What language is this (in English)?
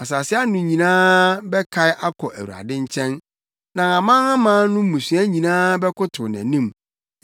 Akan